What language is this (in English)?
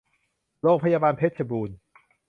Thai